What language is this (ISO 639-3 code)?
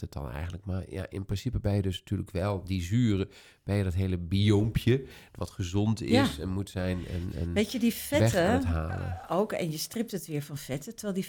nld